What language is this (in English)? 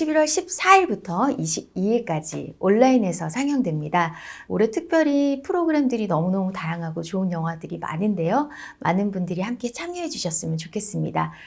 Korean